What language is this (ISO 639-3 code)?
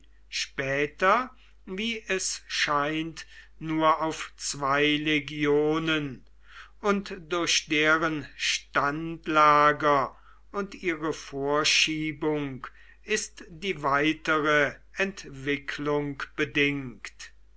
deu